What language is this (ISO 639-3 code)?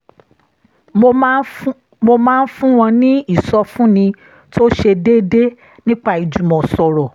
yor